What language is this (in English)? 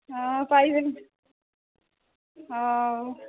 Odia